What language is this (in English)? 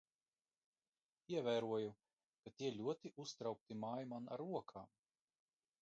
Latvian